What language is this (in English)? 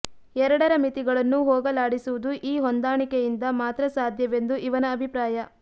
Kannada